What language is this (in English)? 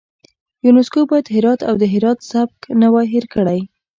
Pashto